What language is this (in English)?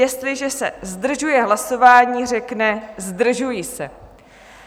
Czech